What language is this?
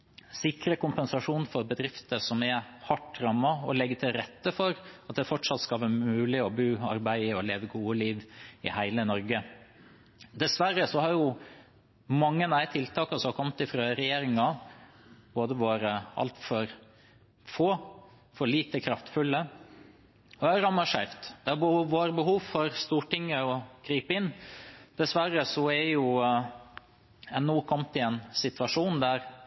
Norwegian Bokmål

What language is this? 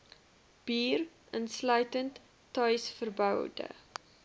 Afrikaans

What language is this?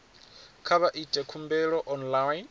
Venda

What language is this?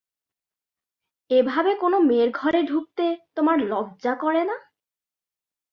Bangla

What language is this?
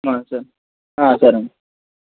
Telugu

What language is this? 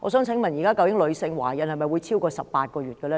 Cantonese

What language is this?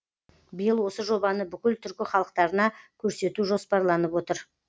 Kazakh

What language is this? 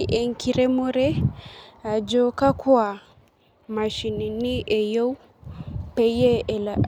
Masai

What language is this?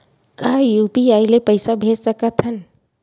Chhattisgarhi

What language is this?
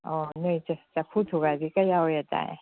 Manipuri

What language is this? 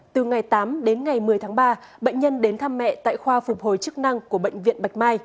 Vietnamese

